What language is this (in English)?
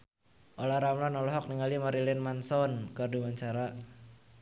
Sundanese